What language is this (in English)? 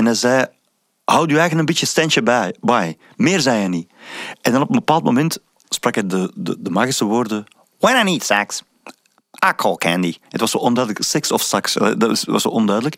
Dutch